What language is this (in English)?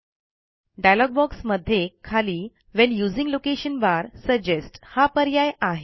Marathi